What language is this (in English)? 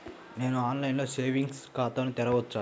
Telugu